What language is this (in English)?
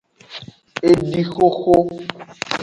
Aja (Benin)